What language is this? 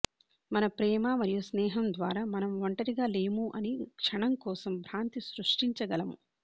Telugu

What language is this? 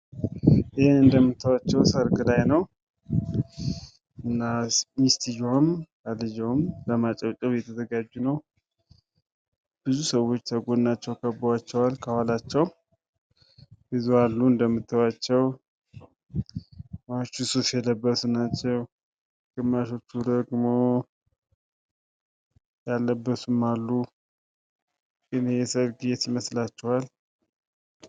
Amharic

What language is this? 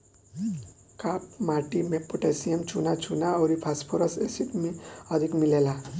Bhojpuri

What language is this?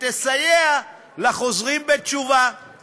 Hebrew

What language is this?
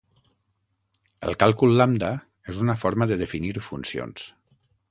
Catalan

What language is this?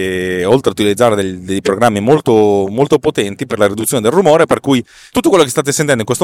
Italian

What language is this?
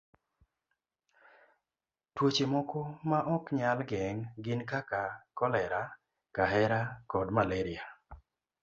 Luo (Kenya and Tanzania)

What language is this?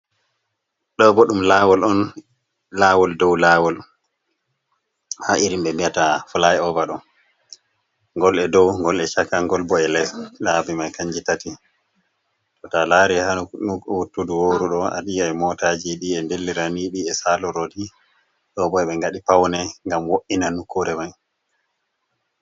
Fula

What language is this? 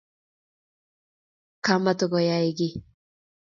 Kalenjin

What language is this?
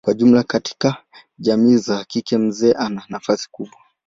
Swahili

